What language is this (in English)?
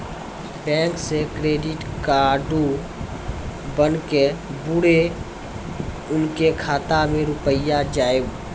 Maithili